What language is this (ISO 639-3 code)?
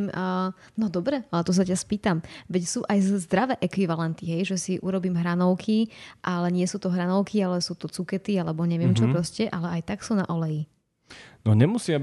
slk